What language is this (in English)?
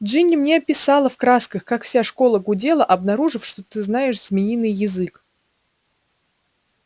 Russian